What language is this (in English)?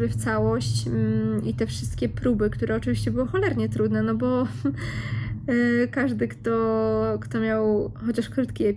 Polish